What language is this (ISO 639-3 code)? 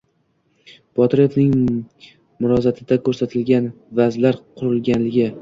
uzb